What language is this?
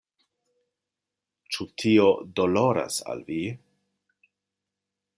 Esperanto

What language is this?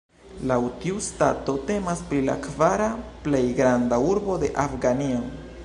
Esperanto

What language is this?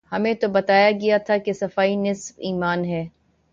Urdu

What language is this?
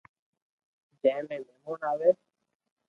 Loarki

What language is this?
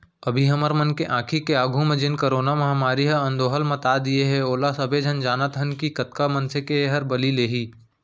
Chhattisgarhi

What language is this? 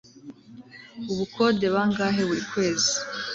Kinyarwanda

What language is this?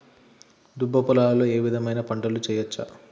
Telugu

